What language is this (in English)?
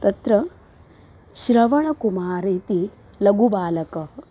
Sanskrit